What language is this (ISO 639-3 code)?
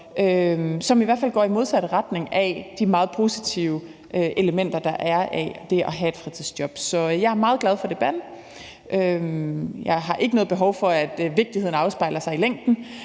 dan